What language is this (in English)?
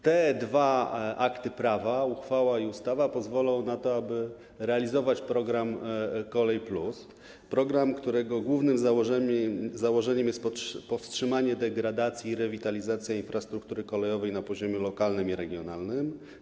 Polish